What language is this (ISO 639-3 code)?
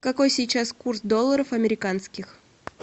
rus